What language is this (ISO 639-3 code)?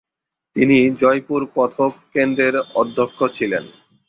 ben